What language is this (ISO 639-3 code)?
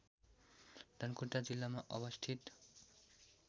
nep